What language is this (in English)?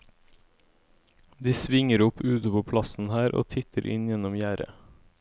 Norwegian